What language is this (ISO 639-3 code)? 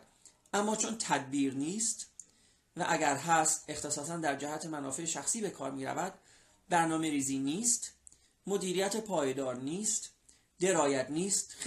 fas